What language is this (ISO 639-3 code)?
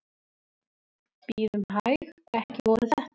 isl